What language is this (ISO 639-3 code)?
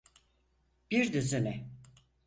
tur